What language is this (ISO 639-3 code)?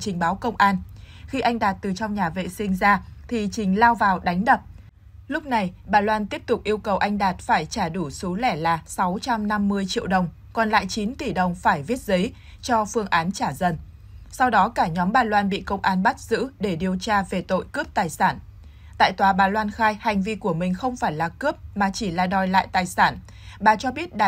vie